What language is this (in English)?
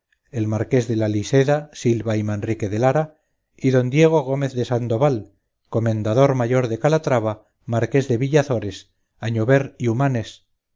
Spanish